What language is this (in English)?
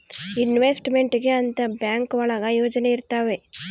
Kannada